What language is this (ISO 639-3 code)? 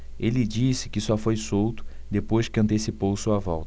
por